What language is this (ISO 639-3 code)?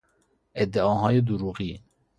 fas